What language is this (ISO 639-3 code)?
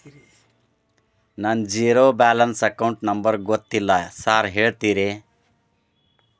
kan